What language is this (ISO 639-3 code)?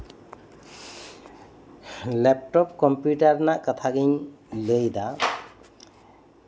sat